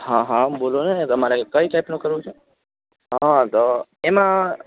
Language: Gujarati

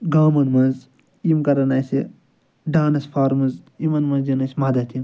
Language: Kashmiri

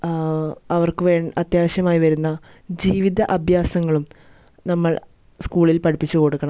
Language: Malayalam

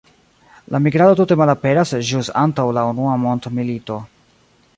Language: Esperanto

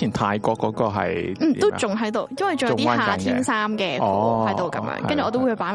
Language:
Chinese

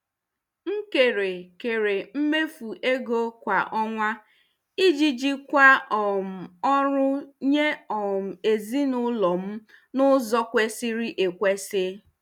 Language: Igbo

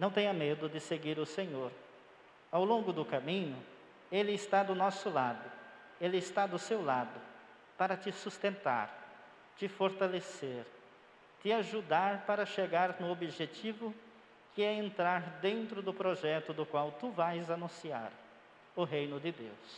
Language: Portuguese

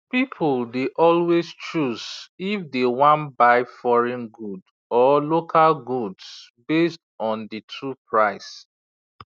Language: Nigerian Pidgin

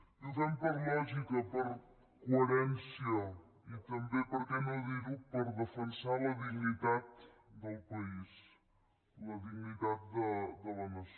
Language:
Catalan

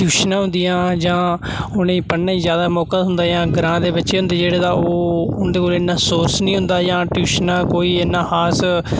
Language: Dogri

